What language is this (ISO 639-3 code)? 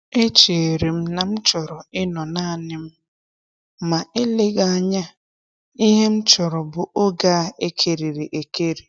ibo